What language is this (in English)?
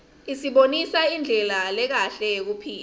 Swati